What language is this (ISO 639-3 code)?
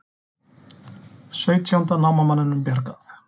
isl